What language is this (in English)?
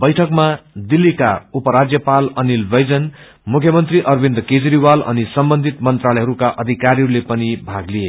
Nepali